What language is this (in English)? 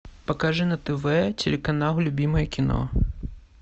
Russian